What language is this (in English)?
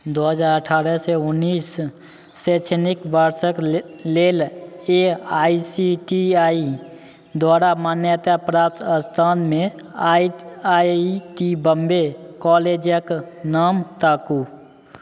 Maithili